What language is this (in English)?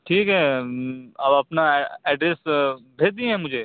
Urdu